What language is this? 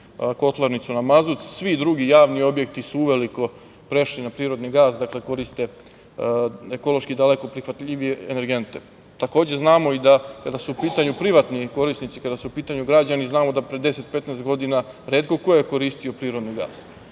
Serbian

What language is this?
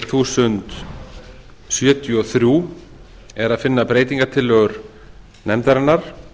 Icelandic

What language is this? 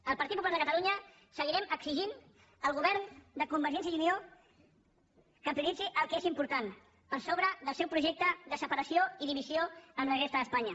Catalan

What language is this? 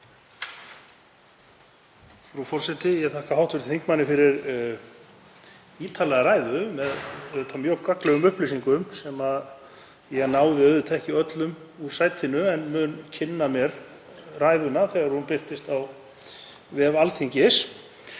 Icelandic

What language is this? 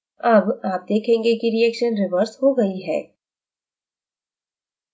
Hindi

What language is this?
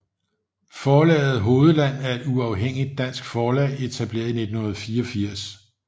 Danish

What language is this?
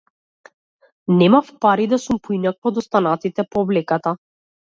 Macedonian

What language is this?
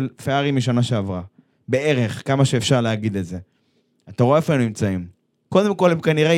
Hebrew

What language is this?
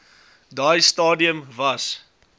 Afrikaans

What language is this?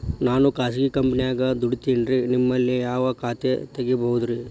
Kannada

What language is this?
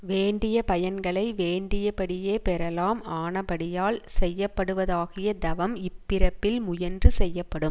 Tamil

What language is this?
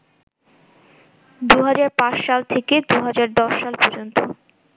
Bangla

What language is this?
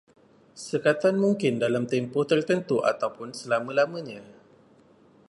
Malay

